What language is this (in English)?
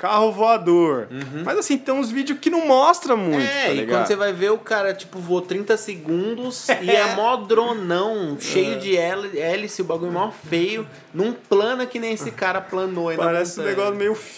Portuguese